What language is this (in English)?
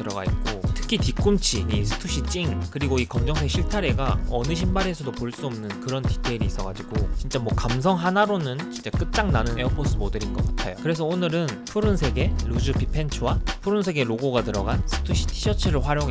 Korean